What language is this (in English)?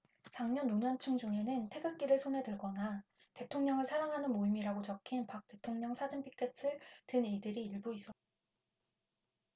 Korean